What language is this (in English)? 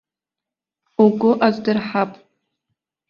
Abkhazian